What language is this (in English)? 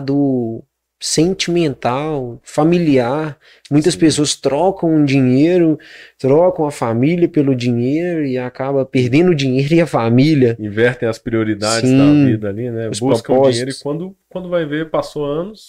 Portuguese